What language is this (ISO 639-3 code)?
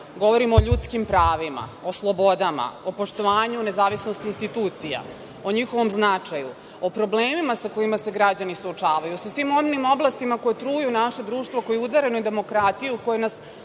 srp